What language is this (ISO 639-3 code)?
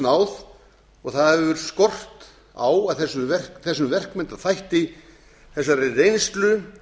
isl